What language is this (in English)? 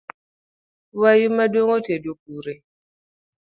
Luo (Kenya and Tanzania)